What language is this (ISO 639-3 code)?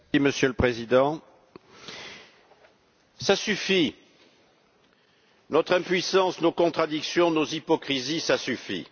fra